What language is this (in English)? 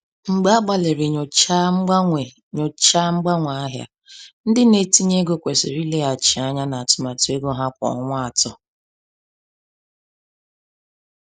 Igbo